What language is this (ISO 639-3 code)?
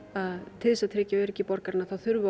isl